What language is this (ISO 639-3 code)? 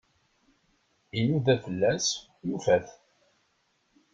kab